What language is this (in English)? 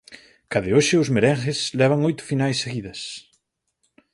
Galician